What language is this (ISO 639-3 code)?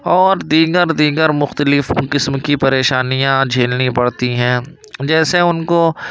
urd